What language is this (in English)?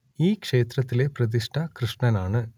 Malayalam